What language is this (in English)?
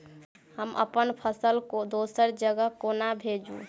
Maithili